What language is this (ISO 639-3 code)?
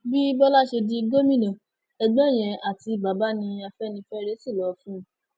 yor